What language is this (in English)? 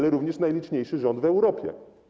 Polish